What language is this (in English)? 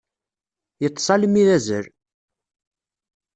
Kabyle